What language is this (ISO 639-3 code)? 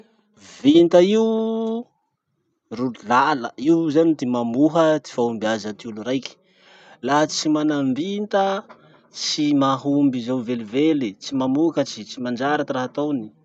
msh